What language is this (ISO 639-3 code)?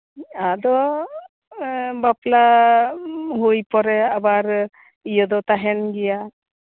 sat